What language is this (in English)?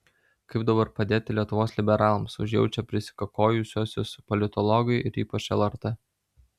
Lithuanian